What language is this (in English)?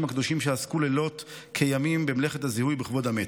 Hebrew